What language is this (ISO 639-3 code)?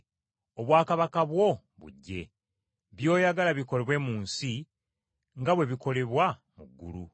lug